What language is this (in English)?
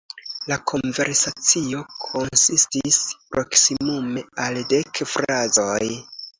Esperanto